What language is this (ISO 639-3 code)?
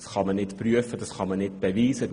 gsw